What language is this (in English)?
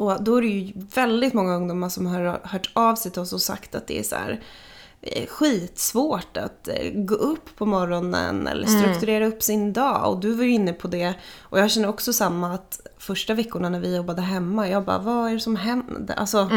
Swedish